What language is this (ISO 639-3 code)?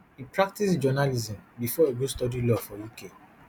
pcm